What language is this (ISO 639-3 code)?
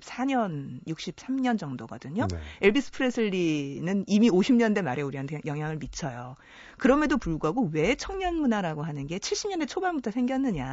kor